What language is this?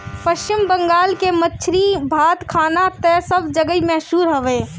Bhojpuri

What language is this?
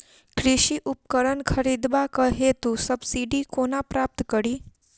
Maithili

